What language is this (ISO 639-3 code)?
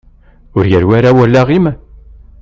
kab